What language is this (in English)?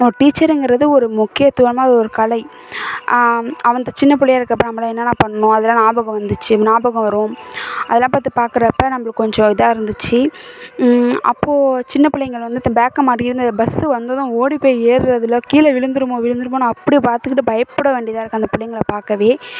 Tamil